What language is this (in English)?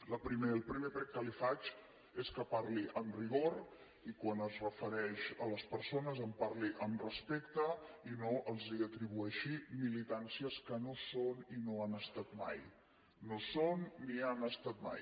Catalan